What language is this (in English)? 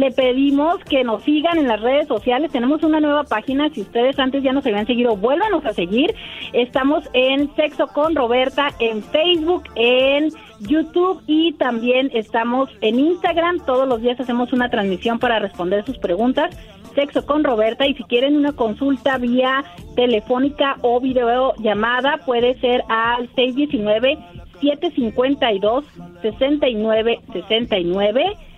Spanish